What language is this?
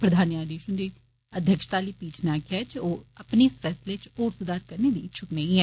Dogri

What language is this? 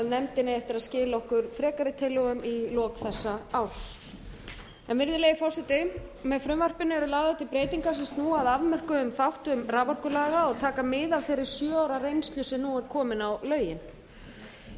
Icelandic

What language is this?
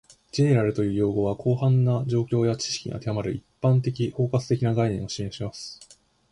Japanese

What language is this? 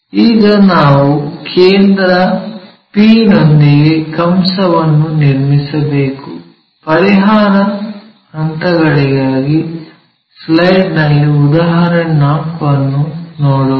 Kannada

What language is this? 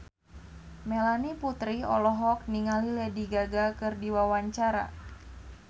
Sundanese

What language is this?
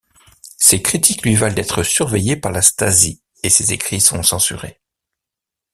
French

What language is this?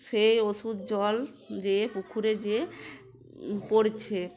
Bangla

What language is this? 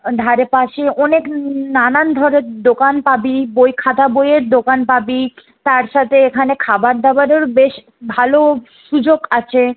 Bangla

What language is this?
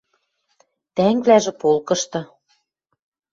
Western Mari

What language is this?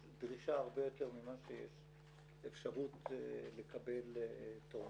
Hebrew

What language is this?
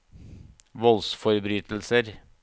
Norwegian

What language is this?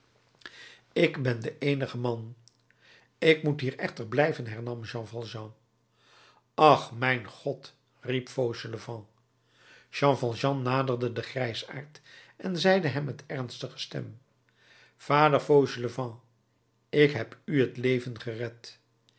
Dutch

